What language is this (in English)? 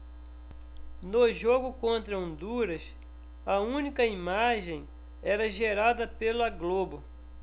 Portuguese